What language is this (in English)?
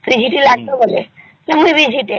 Odia